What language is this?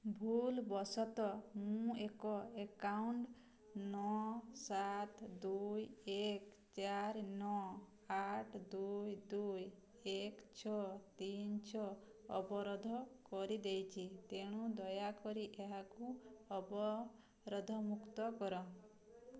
Odia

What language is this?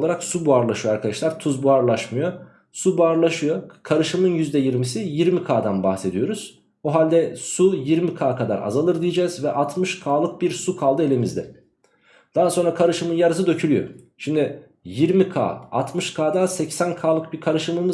Turkish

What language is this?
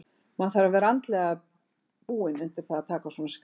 Icelandic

